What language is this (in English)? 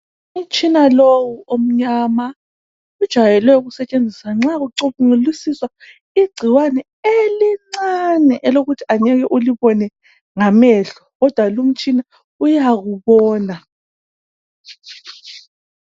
North Ndebele